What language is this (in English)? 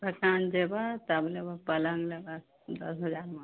Maithili